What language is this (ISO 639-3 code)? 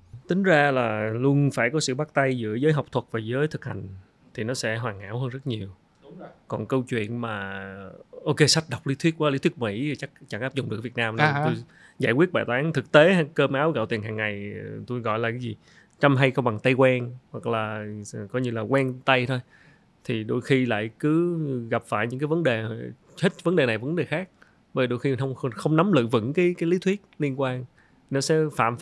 vie